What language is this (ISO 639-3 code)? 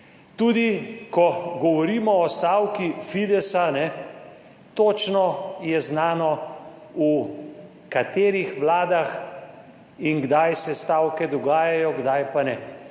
slv